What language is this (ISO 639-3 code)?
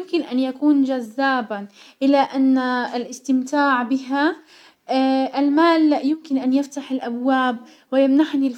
acw